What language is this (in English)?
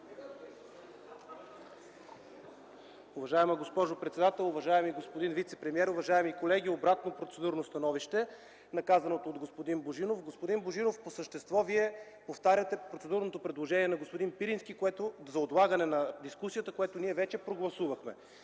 Bulgarian